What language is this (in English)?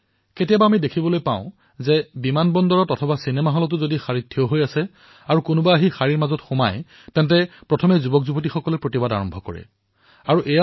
Assamese